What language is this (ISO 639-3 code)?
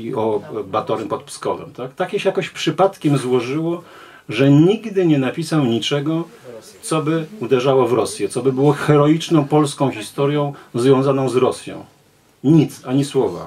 pol